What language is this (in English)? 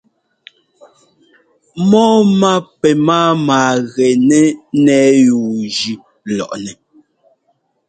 Ngomba